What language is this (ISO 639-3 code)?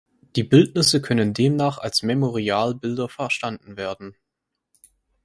deu